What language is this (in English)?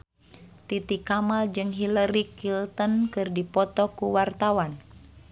Sundanese